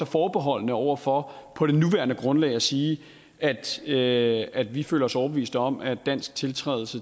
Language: Danish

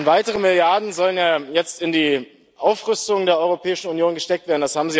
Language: German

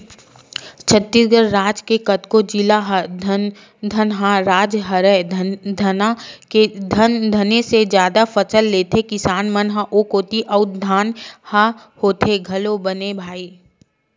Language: Chhattisgarhi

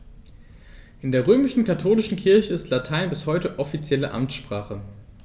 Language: German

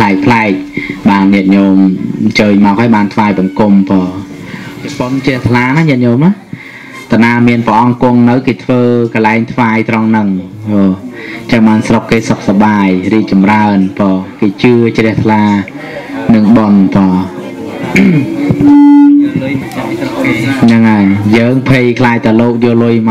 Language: Thai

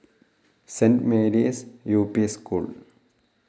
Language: Malayalam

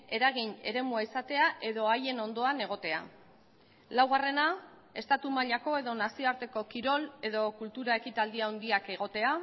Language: Basque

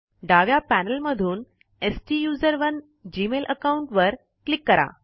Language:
Marathi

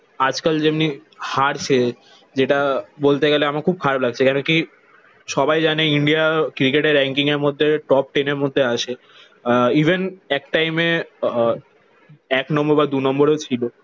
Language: Bangla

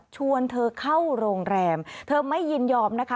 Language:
Thai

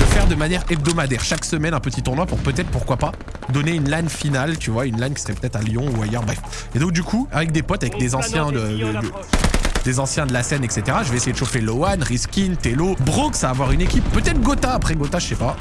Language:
French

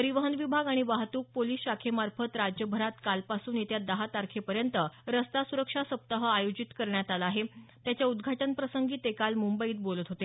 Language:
Marathi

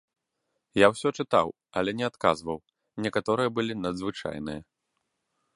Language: Belarusian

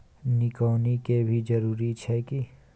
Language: Maithili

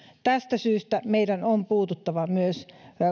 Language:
Finnish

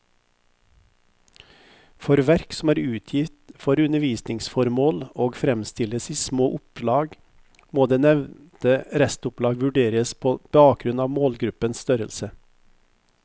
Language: Norwegian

